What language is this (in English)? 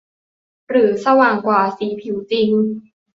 Thai